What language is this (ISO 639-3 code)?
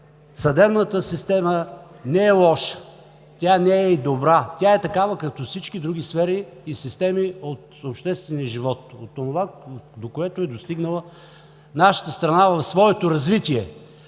bul